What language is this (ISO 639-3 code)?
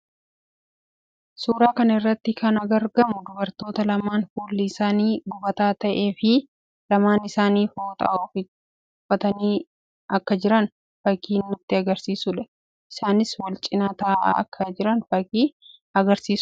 orm